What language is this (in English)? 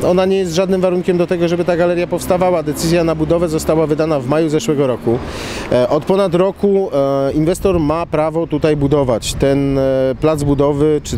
Polish